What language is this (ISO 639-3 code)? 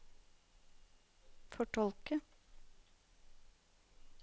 nor